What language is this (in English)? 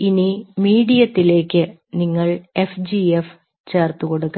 Malayalam